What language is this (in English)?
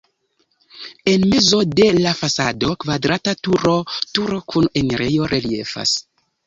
Esperanto